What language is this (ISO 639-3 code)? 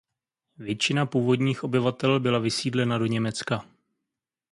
ces